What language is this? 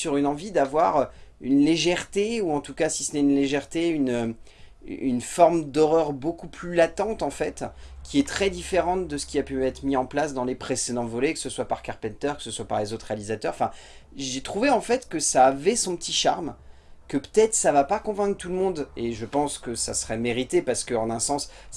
French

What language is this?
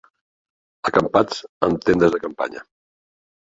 Catalan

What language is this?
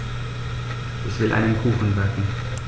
German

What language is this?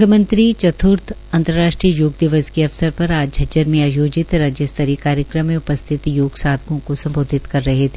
Hindi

